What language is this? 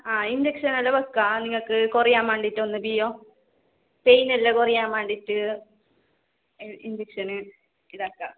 Malayalam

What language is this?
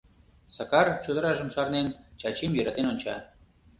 Mari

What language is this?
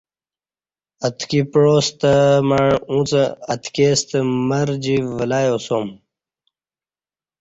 Kati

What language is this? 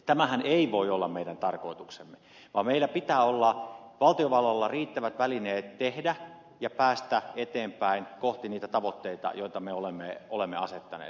Finnish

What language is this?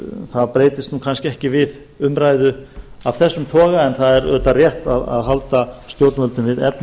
Icelandic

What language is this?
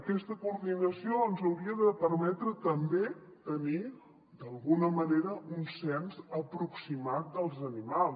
Catalan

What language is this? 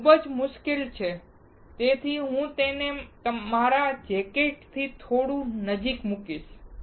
Gujarati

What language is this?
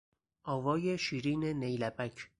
Persian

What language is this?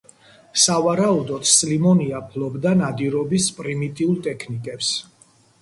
Georgian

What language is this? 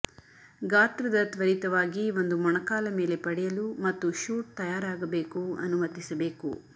Kannada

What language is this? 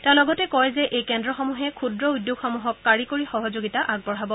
Assamese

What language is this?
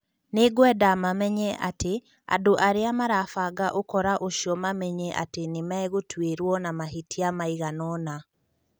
Kikuyu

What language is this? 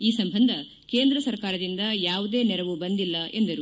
Kannada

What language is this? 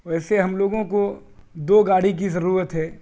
Urdu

